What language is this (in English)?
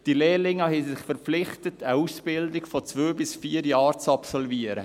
Swiss German